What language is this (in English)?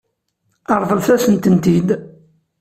Kabyle